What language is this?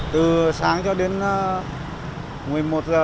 Vietnamese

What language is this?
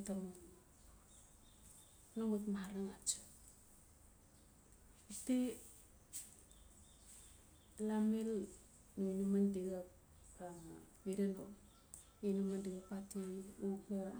Notsi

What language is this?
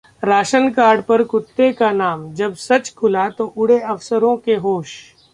Hindi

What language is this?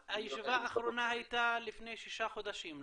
Hebrew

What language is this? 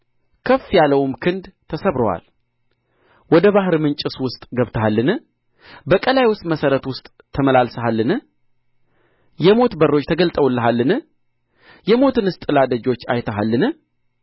Amharic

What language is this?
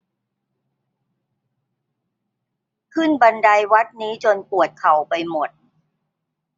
Thai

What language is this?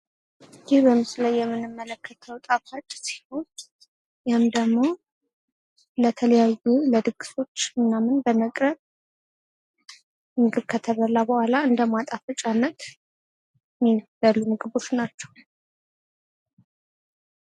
Amharic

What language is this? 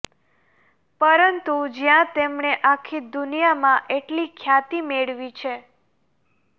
Gujarati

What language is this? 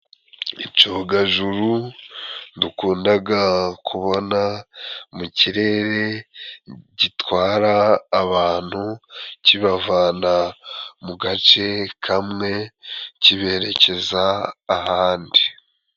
Kinyarwanda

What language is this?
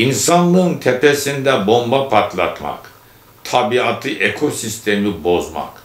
Turkish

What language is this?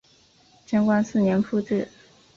Chinese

